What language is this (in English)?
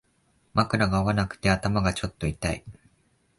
Japanese